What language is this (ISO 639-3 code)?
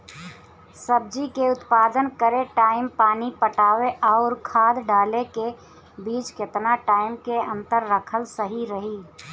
bho